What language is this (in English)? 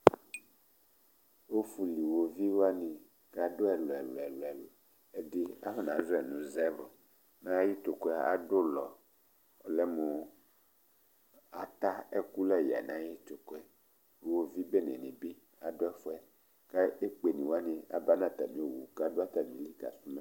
Ikposo